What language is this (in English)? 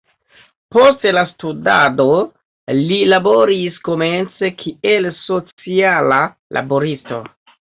Esperanto